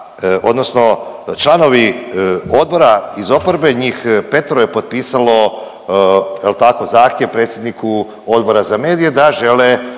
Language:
Croatian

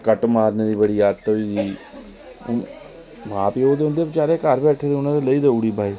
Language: Dogri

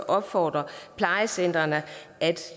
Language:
Danish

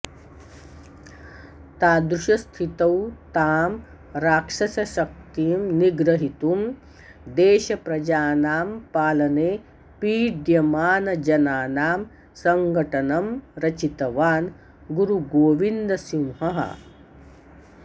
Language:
Sanskrit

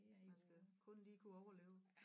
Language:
Danish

